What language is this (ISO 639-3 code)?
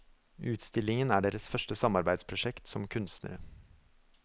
nor